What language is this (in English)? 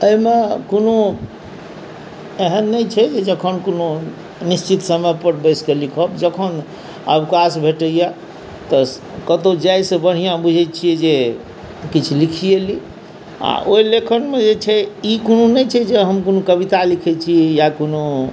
Maithili